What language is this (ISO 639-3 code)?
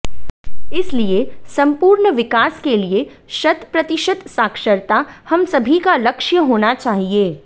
hin